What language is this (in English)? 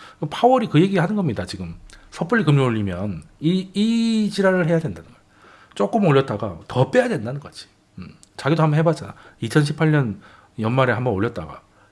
Korean